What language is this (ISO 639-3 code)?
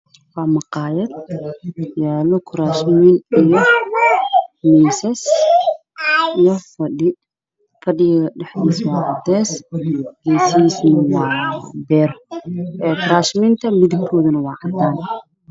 som